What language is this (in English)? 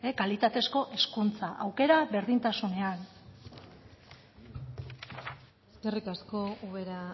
Basque